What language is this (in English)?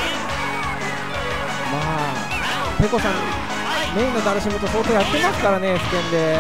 Japanese